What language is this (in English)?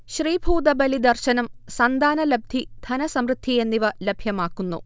Malayalam